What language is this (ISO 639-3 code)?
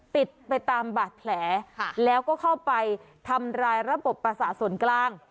tha